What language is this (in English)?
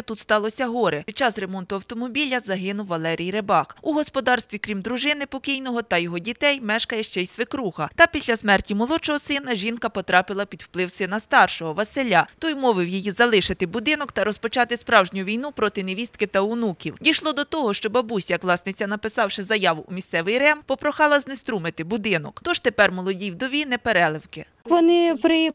Ukrainian